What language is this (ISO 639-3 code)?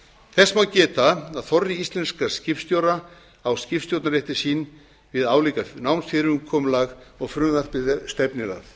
isl